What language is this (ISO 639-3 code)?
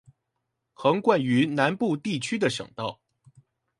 zho